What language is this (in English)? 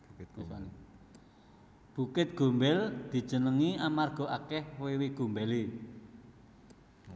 Javanese